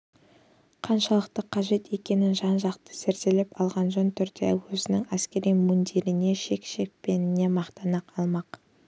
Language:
Kazakh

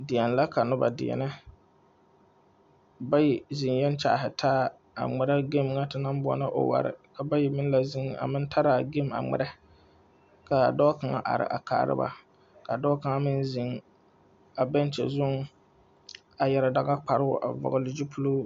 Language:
Southern Dagaare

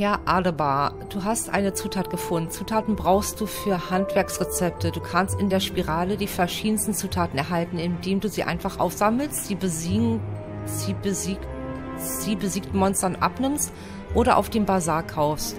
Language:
German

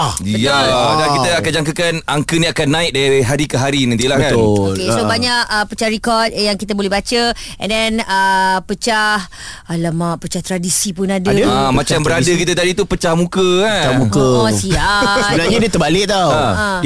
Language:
Malay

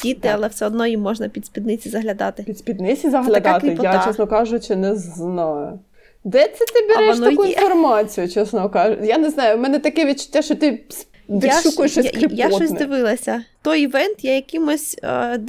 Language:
Ukrainian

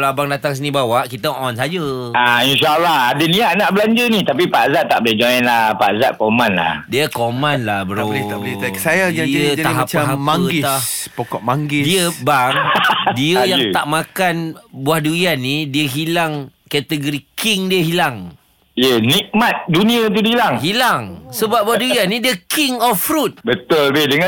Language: Malay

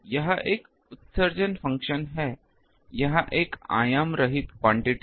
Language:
Hindi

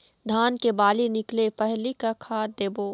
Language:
Chhattisgarhi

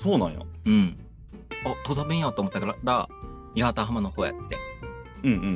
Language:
Japanese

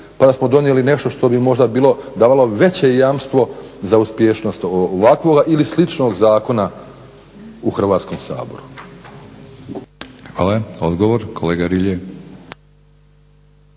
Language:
Croatian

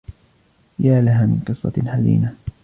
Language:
Arabic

